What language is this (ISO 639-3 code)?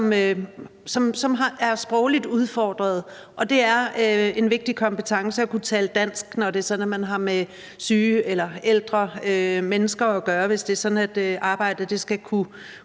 dan